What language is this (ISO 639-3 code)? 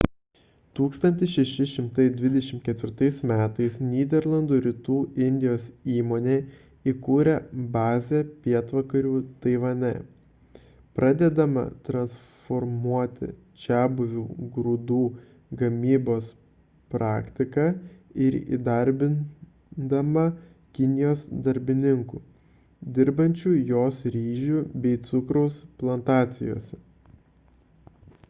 lit